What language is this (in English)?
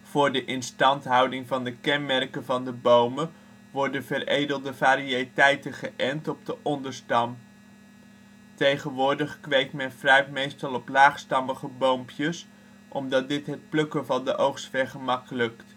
Dutch